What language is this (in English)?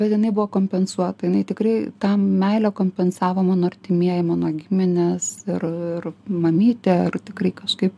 Lithuanian